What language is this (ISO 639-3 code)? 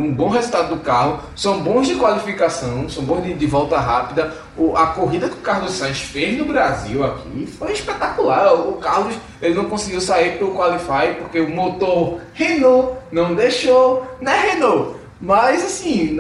por